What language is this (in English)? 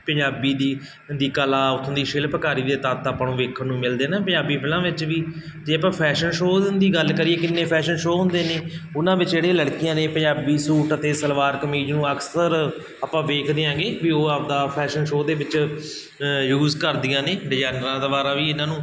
Punjabi